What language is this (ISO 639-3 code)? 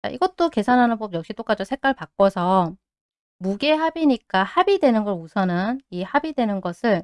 kor